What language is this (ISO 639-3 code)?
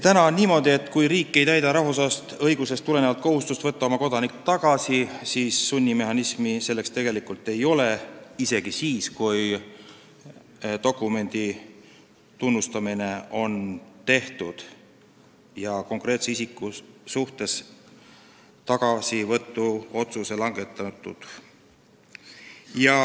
est